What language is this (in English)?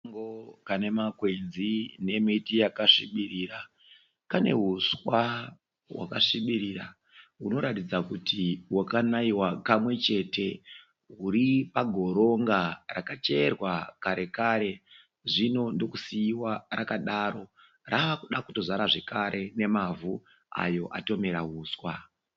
Shona